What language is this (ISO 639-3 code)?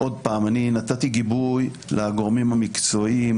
heb